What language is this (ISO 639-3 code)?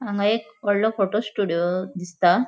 kok